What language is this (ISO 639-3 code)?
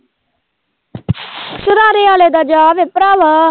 pan